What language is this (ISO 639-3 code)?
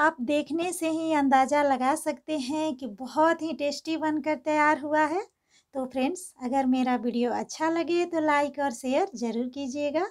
hin